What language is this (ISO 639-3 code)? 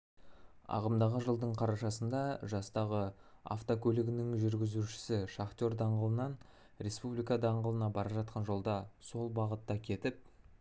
kaz